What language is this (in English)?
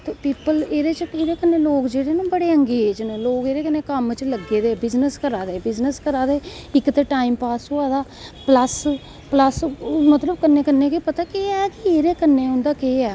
Dogri